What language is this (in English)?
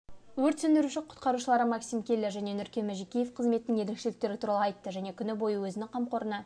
Kazakh